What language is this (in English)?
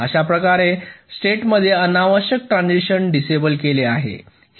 Marathi